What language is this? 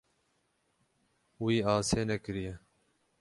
Kurdish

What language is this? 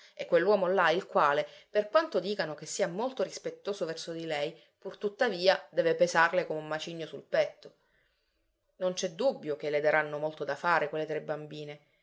Italian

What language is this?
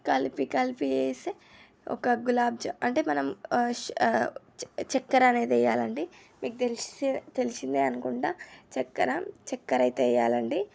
Telugu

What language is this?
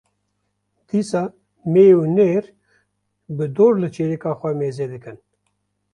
Kurdish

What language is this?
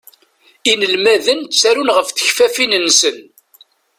Kabyle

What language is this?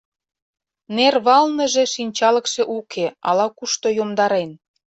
Mari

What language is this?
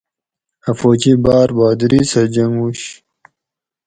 Gawri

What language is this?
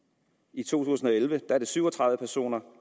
Danish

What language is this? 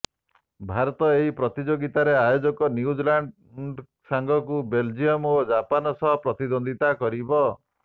Odia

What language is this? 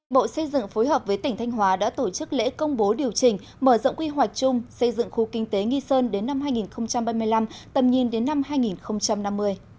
Vietnamese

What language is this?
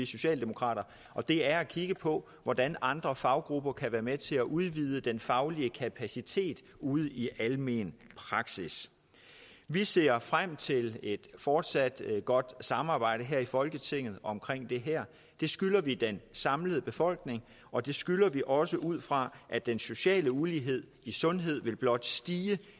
Danish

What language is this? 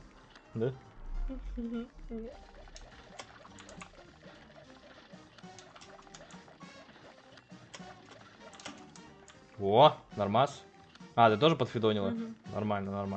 Russian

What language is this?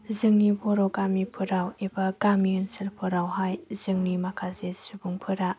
Bodo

